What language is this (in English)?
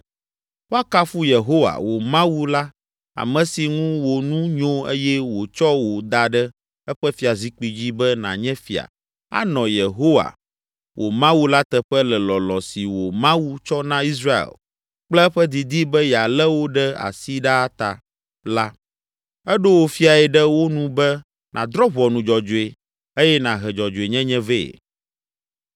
Ewe